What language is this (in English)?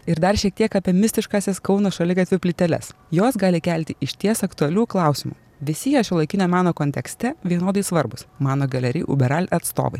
Lithuanian